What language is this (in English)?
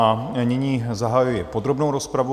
Czech